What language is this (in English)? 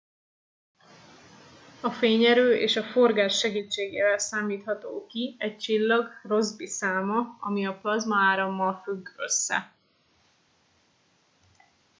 Hungarian